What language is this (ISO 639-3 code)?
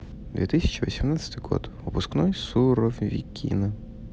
rus